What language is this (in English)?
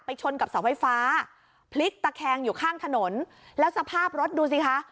Thai